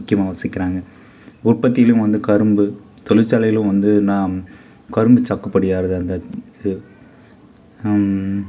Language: Tamil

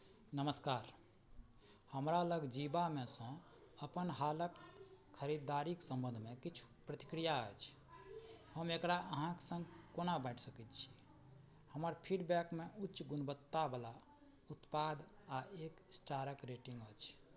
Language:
Maithili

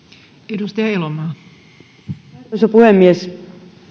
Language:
Finnish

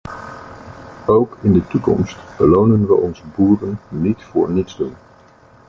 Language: Dutch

